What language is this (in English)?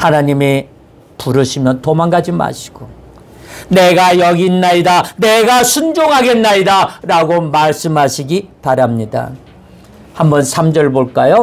Korean